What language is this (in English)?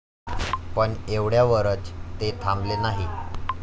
Marathi